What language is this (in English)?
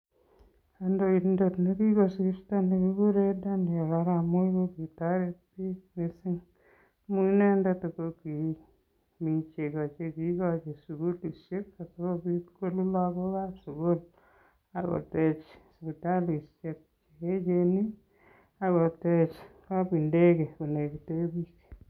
Kalenjin